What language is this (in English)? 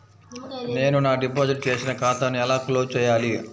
Telugu